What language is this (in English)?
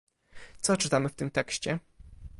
Polish